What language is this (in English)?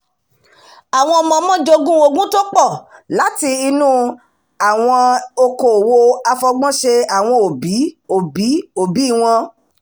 Yoruba